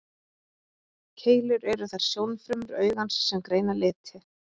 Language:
Icelandic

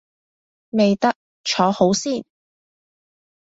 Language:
Cantonese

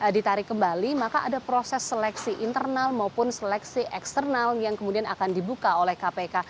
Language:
Indonesian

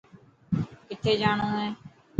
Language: Dhatki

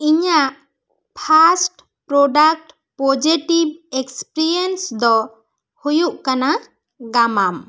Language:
Santali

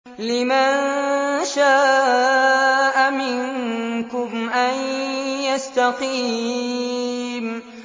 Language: Arabic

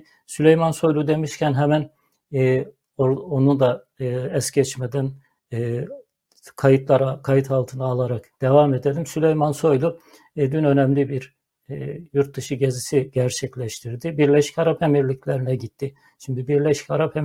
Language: Turkish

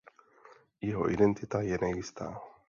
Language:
Czech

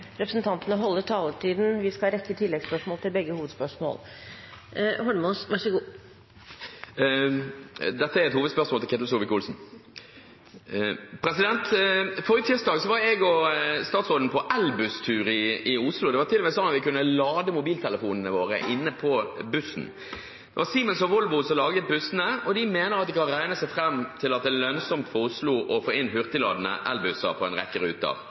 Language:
Norwegian Bokmål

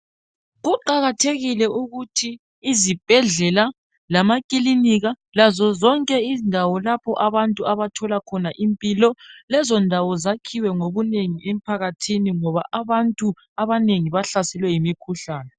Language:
North Ndebele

